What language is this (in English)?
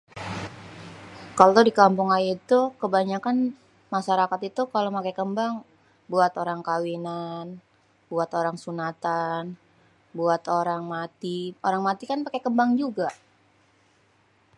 Betawi